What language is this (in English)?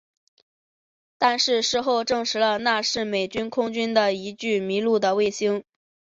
Chinese